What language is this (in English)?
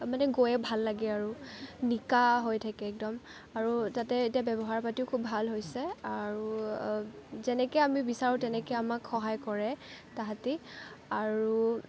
Assamese